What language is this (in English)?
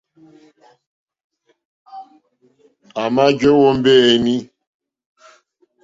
Mokpwe